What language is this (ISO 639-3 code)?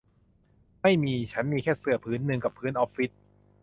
tha